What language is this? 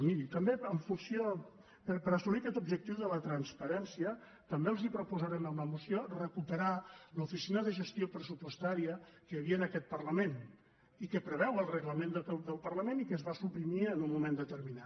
Catalan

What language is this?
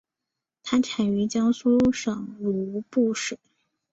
Chinese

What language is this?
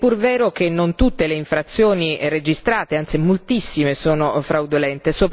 Italian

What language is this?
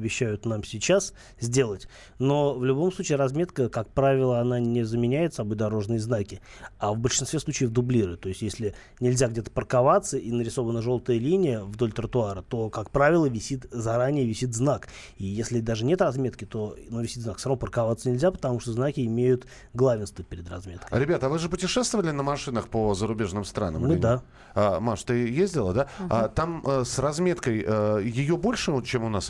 Russian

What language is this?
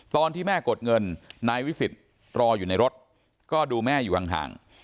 Thai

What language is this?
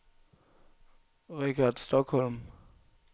Danish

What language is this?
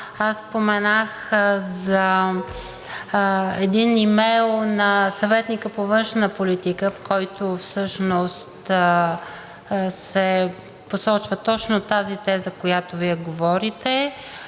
Bulgarian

